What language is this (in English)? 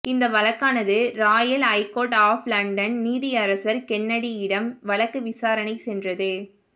Tamil